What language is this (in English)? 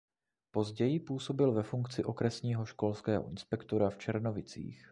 Czech